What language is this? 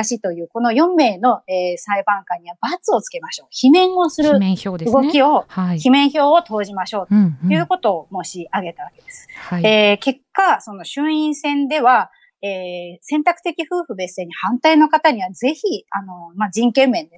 Japanese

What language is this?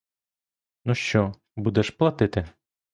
Ukrainian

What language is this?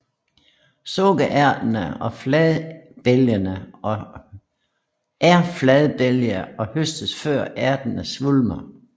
Danish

